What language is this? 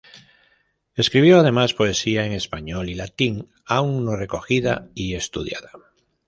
Spanish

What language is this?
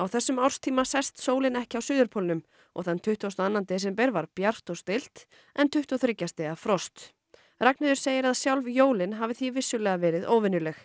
Icelandic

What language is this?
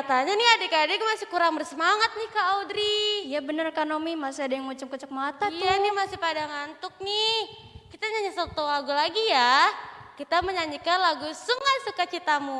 Indonesian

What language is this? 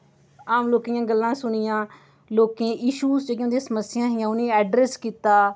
Dogri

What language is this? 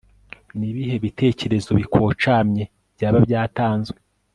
Kinyarwanda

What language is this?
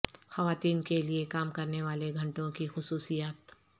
Urdu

